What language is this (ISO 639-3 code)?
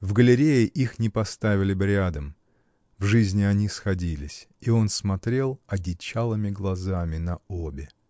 rus